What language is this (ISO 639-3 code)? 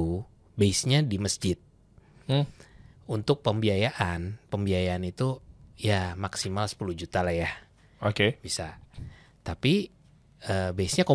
ind